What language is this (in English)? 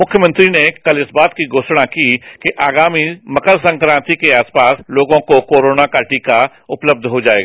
Hindi